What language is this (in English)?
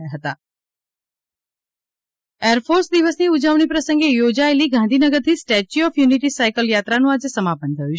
Gujarati